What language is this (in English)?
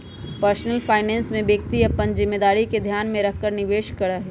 Magahi